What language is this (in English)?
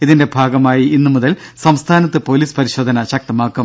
Malayalam